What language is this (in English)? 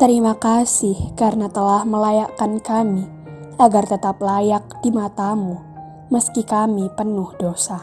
Indonesian